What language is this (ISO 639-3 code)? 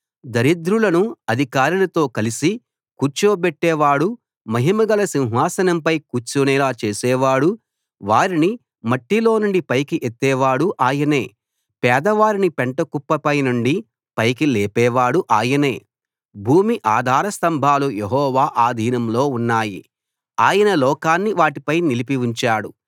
tel